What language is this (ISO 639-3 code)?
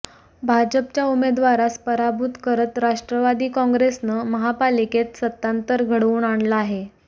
mar